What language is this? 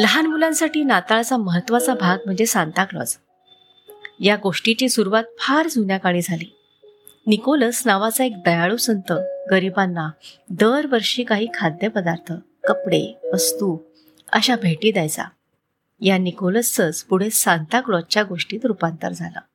Marathi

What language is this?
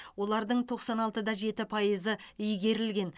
Kazakh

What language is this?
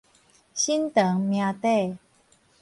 Min Nan Chinese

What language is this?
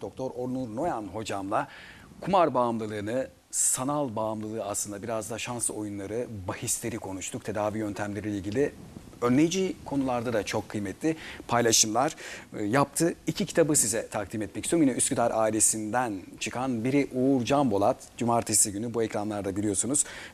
Turkish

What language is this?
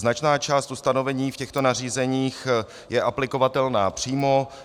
Czech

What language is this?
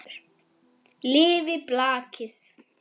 Icelandic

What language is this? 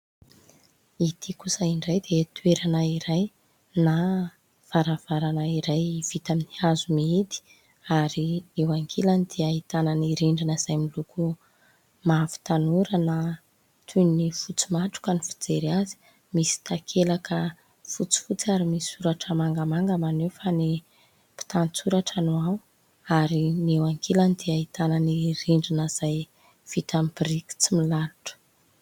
Malagasy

